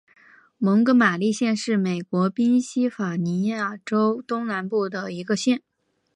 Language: Chinese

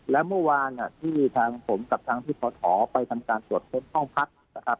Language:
Thai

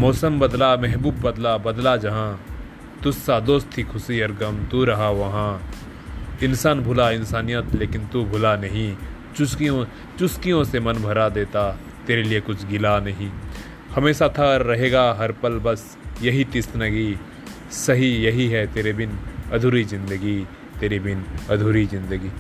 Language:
Hindi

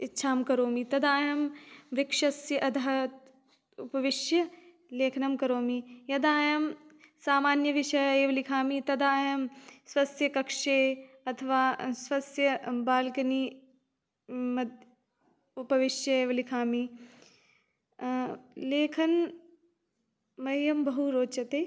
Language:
Sanskrit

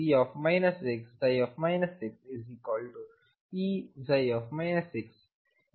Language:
Kannada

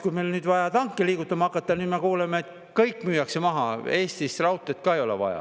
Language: Estonian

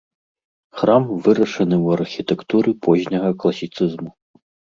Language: Belarusian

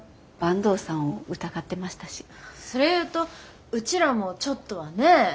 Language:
Japanese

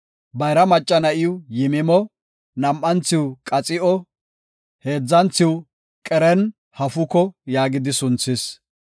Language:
Gofa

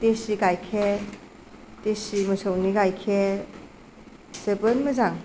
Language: Bodo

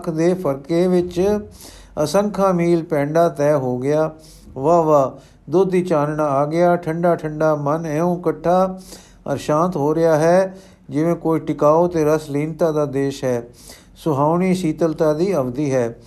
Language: Punjabi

